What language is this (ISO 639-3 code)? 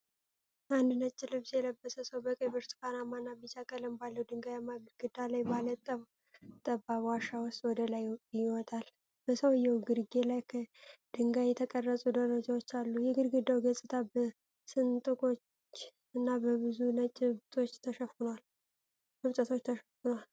amh